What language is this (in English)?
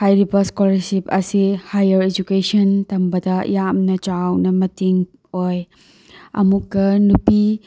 Manipuri